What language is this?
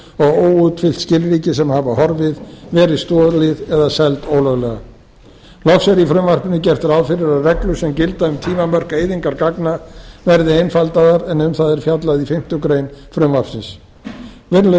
Icelandic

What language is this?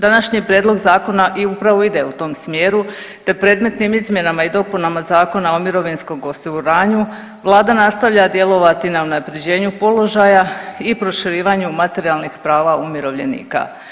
Croatian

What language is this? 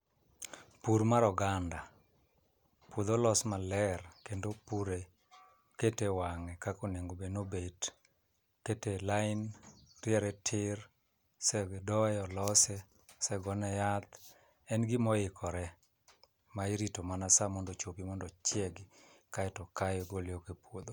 Luo (Kenya and Tanzania)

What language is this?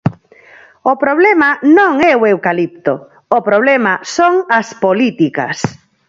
Galician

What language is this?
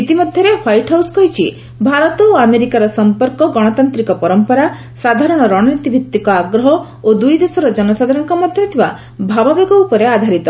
Odia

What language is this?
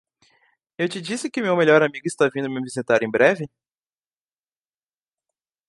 Portuguese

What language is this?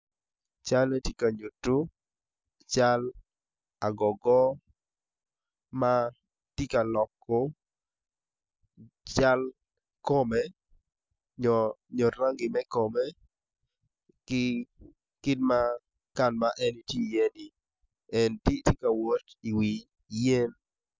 Acoli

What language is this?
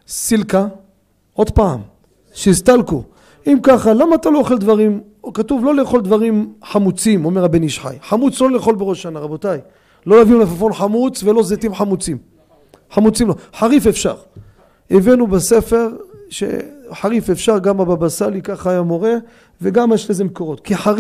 Hebrew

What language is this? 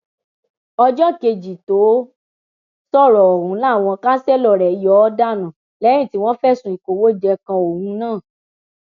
Yoruba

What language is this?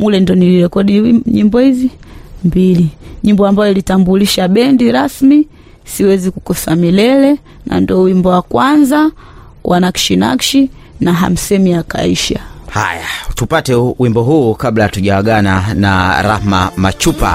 Swahili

